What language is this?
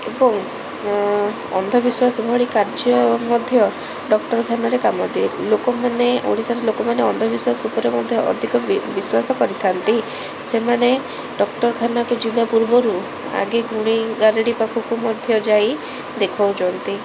Odia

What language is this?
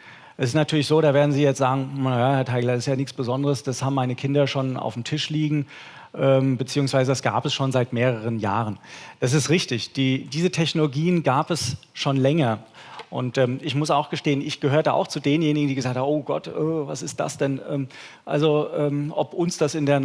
German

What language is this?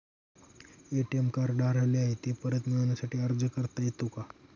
Marathi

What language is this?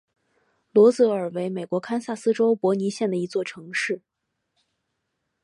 Chinese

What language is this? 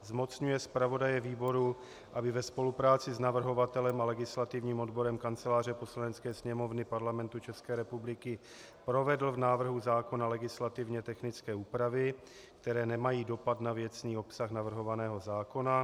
Czech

